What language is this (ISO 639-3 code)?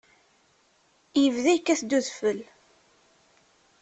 kab